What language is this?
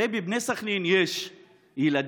Hebrew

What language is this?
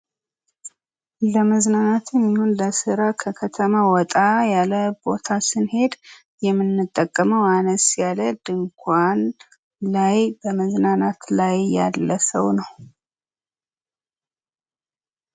Amharic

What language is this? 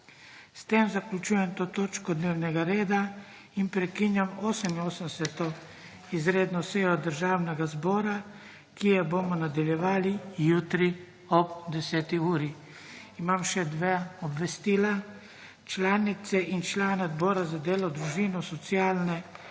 Slovenian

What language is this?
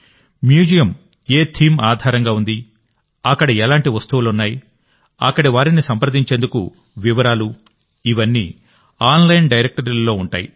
Telugu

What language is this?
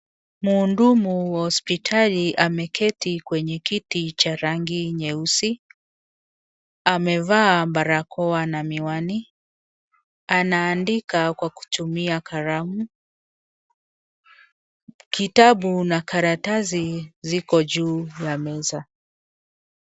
Swahili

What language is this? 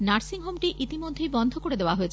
Bangla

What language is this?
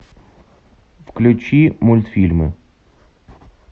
Russian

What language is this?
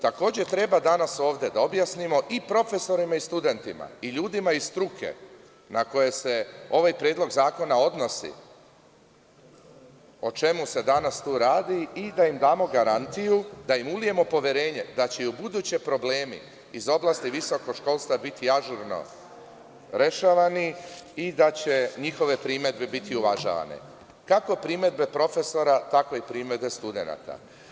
Serbian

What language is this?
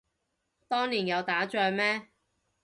Cantonese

